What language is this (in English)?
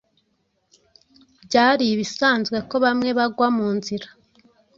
Kinyarwanda